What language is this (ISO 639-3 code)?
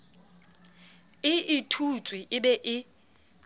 sot